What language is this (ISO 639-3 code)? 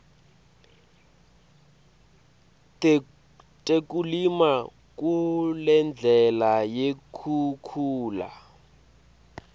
ssw